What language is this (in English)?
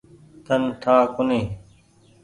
Goaria